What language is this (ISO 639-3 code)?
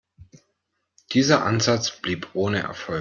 deu